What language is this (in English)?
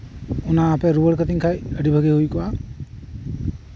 Santali